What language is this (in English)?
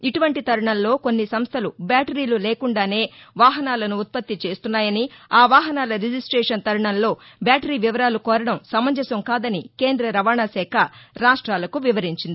Telugu